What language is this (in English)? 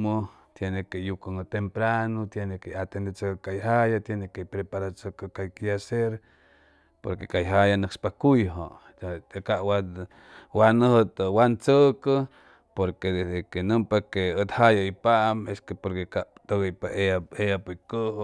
Chimalapa Zoque